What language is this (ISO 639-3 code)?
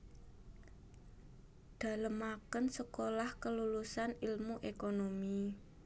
jav